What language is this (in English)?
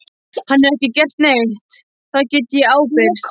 Icelandic